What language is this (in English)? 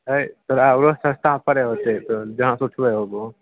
Maithili